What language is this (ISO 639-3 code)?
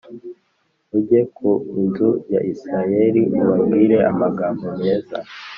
kin